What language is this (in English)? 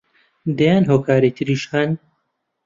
Central Kurdish